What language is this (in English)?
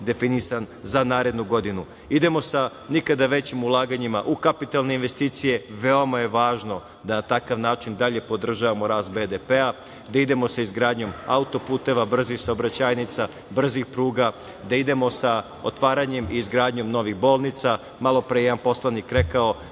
Serbian